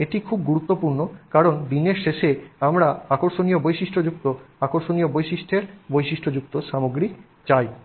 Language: Bangla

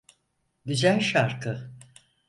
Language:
Turkish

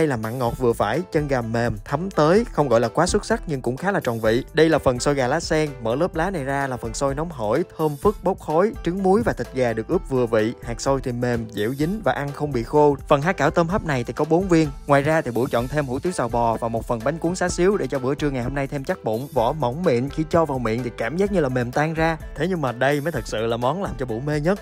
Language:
Vietnamese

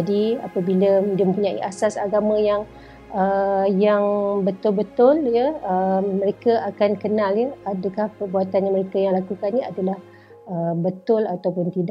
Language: Malay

